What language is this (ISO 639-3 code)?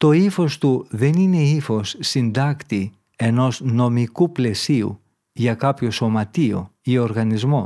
ell